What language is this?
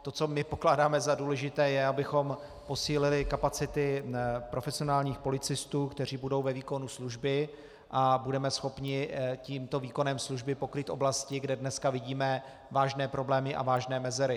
Czech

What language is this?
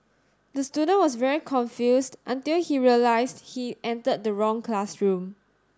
English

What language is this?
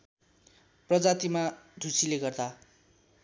Nepali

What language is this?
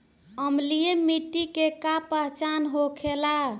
Bhojpuri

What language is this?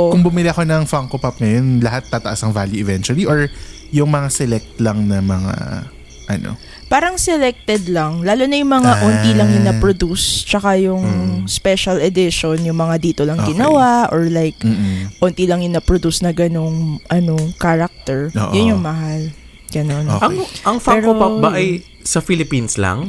Filipino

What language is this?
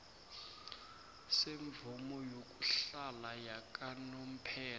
South Ndebele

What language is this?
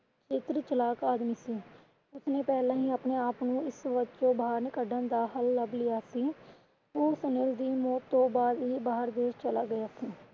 Punjabi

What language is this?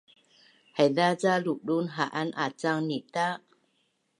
Bunun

